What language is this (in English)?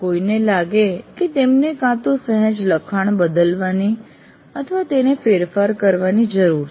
Gujarati